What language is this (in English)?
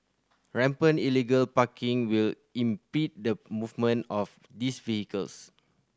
English